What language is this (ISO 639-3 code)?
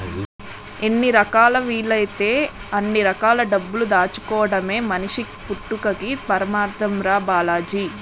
tel